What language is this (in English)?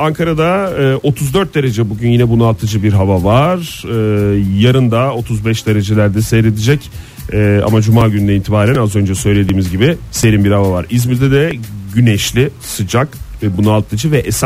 Turkish